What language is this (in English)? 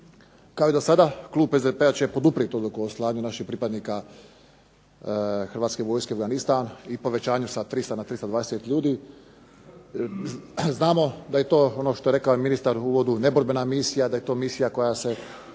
Croatian